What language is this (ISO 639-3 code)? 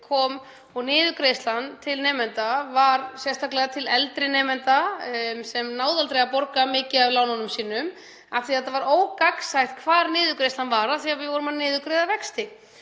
isl